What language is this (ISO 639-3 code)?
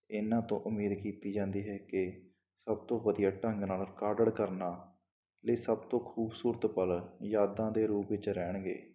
pan